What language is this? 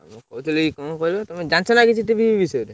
Odia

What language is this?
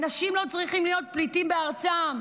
Hebrew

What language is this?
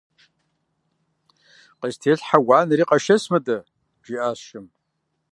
Kabardian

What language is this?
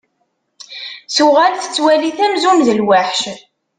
Kabyle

